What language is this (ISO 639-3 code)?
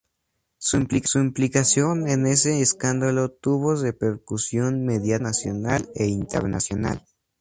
spa